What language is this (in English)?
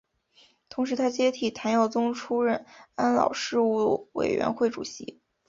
Chinese